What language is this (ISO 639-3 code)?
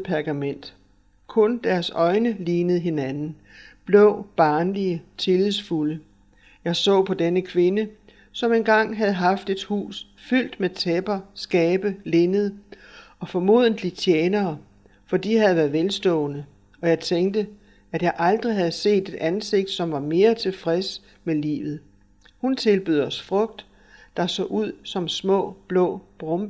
dan